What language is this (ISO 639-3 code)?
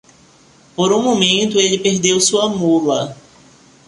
por